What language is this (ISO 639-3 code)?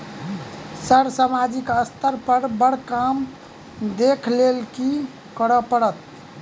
mai